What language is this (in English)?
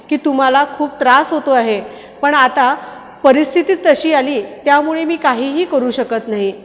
Marathi